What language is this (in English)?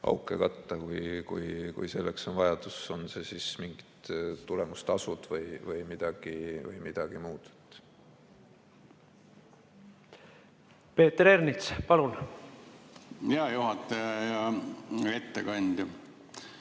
Estonian